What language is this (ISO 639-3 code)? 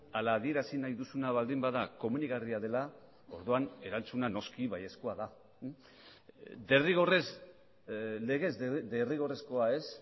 eus